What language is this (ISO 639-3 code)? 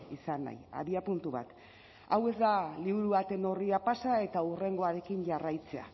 eus